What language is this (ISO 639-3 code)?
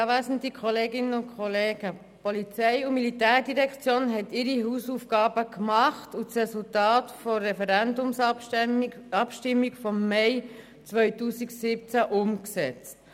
gsw